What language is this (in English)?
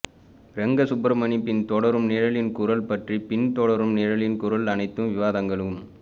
Tamil